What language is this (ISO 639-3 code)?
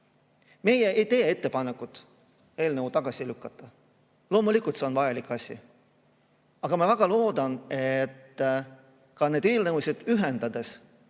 est